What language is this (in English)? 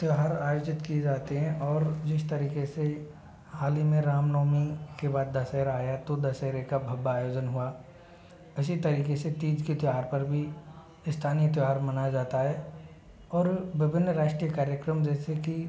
Hindi